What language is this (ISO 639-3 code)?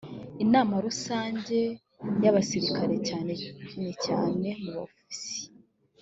kin